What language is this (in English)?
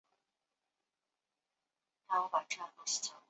Chinese